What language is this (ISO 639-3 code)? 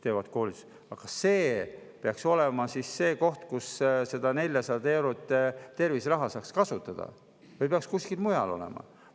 est